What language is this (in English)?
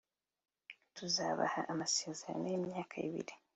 Kinyarwanda